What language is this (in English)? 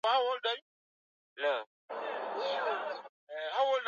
Swahili